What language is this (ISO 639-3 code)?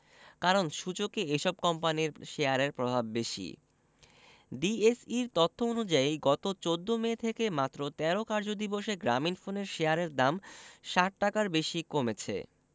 ben